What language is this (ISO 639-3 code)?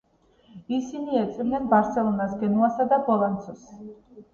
kat